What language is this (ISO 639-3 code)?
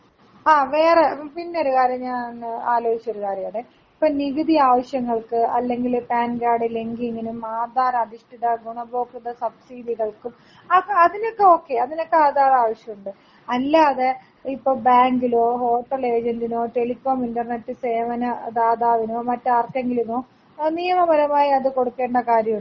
mal